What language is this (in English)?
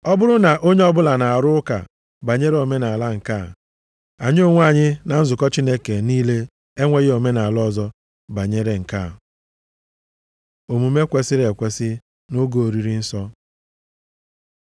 Igbo